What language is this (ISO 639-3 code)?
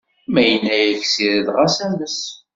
kab